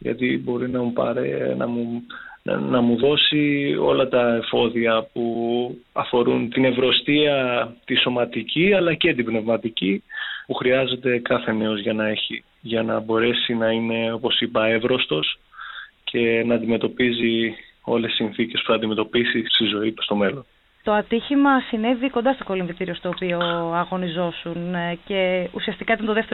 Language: Greek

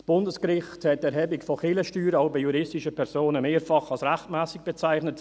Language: Swiss German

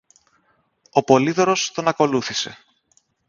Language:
Greek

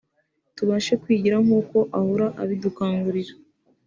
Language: Kinyarwanda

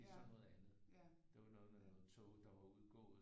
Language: Danish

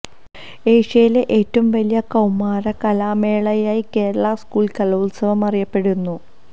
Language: Malayalam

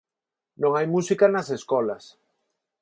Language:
Galician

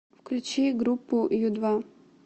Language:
Russian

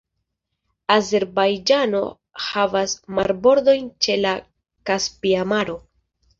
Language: Esperanto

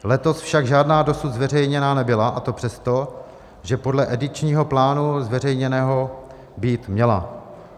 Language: Czech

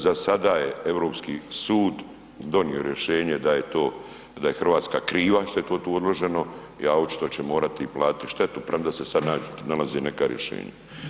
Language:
Croatian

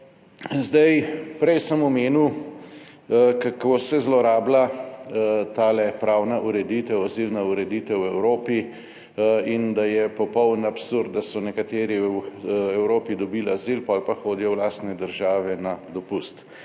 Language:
Slovenian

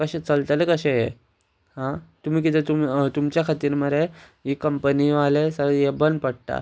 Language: Konkani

